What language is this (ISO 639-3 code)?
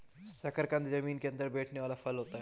hin